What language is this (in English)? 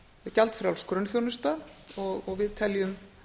Icelandic